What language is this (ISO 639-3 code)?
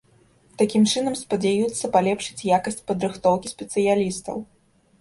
bel